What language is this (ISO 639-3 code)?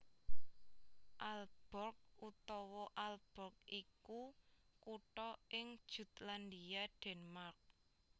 jav